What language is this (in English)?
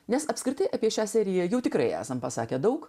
Lithuanian